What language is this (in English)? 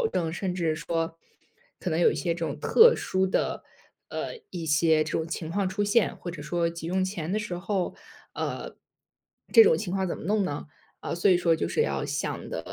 Chinese